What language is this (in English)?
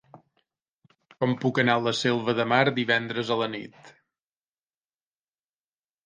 Catalan